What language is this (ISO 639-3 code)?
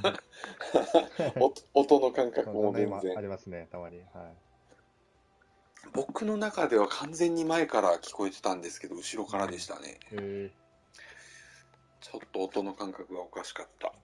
jpn